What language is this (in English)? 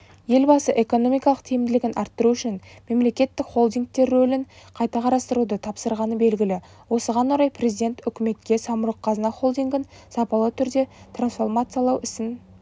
Kazakh